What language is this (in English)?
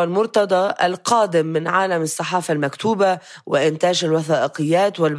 Arabic